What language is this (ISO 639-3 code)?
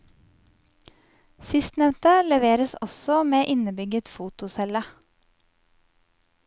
nor